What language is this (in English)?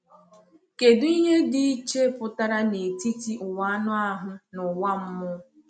Igbo